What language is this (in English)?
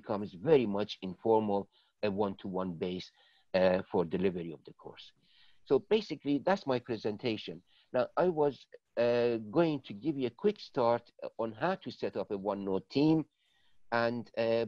English